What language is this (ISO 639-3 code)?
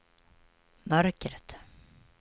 swe